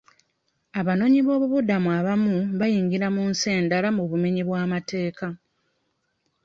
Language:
Ganda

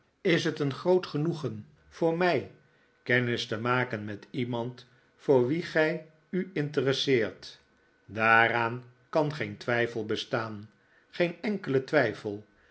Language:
Dutch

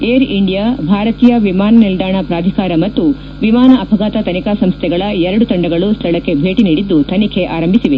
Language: Kannada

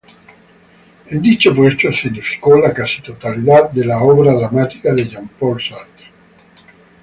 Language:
Spanish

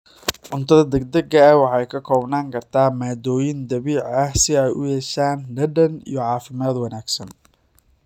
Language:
Somali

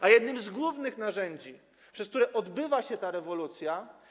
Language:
Polish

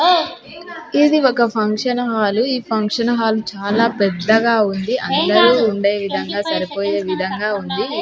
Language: Telugu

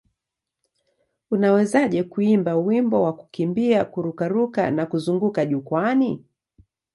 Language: Swahili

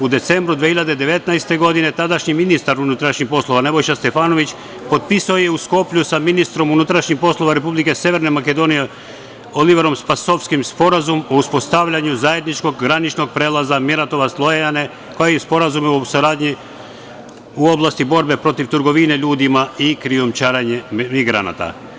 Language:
Serbian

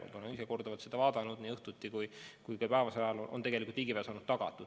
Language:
Estonian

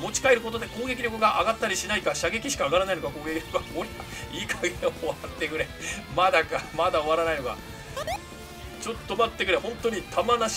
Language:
Japanese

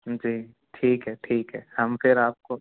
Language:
Hindi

